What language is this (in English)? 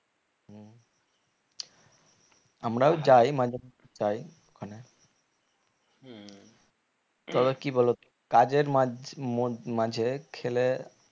Bangla